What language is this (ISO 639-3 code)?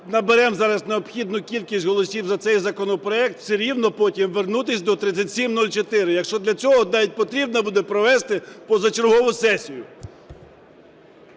ukr